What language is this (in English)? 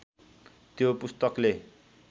Nepali